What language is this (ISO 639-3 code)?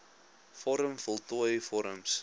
afr